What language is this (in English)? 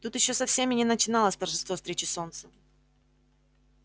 Russian